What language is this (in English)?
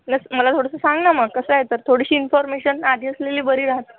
Marathi